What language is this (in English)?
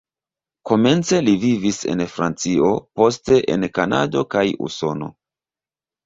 Esperanto